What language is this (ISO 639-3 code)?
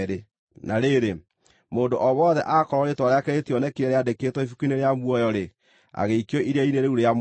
kik